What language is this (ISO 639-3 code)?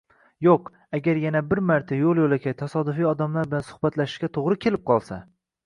uzb